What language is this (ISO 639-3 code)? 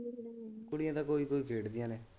pan